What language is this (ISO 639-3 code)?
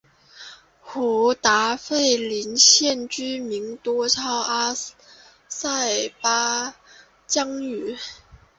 zho